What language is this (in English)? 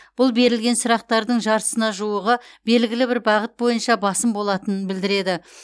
Kazakh